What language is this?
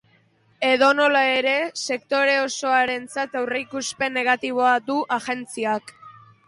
Basque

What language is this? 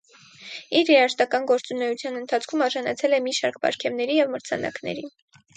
Armenian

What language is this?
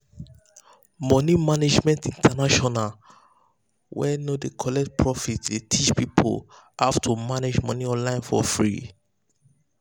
Nigerian Pidgin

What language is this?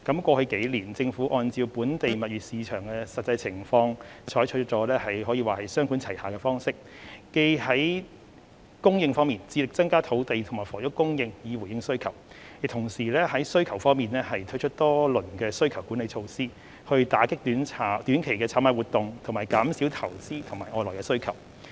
Cantonese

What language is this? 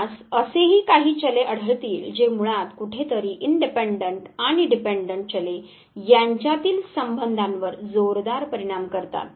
Marathi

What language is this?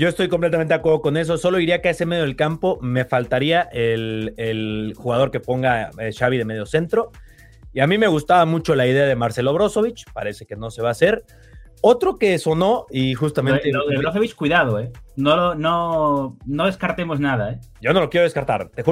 Spanish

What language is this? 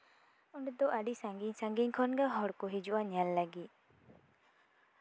Santali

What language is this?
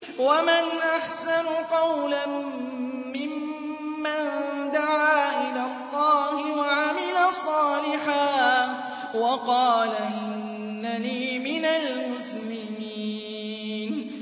Arabic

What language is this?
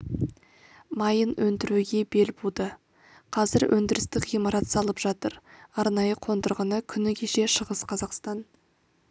Kazakh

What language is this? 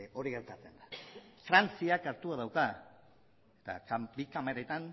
Basque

